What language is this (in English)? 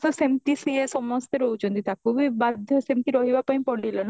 Odia